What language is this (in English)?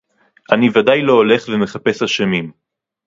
Hebrew